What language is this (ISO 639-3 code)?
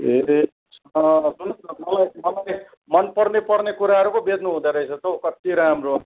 nep